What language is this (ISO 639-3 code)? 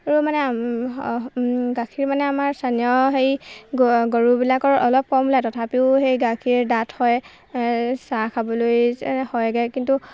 asm